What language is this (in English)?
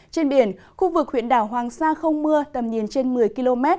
Vietnamese